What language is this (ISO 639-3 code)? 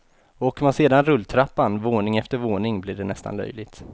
swe